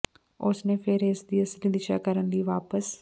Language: Punjabi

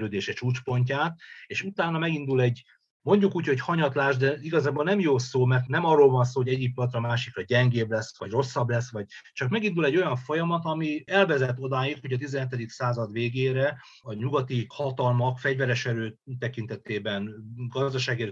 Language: Hungarian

